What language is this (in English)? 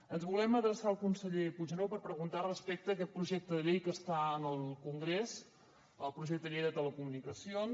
Catalan